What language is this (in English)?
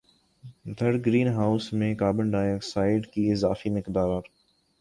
Urdu